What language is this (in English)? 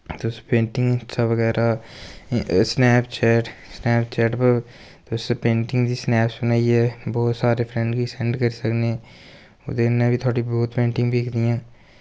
Dogri